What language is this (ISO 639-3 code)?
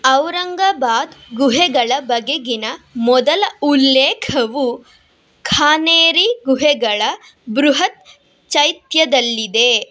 kan